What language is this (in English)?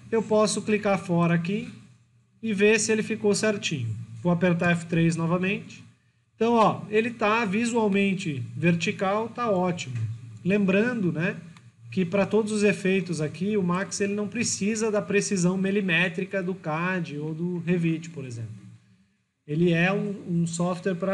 Portuguese